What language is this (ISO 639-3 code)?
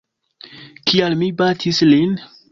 epo